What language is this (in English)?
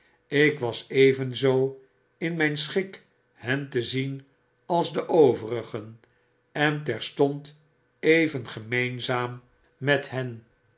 Dutch